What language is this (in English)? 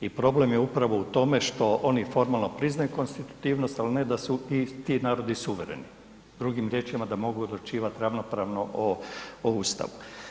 Croatian